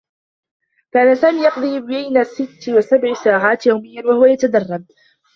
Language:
Arabic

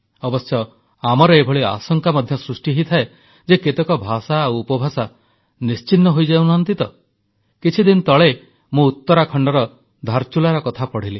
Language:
Odia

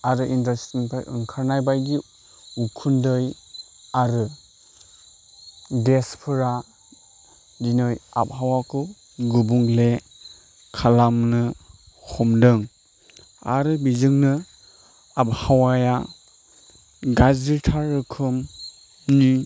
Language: Bodo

